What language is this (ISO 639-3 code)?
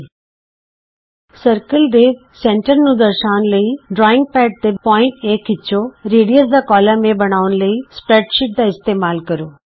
pan